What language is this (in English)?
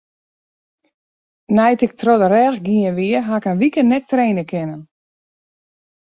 Western Frisian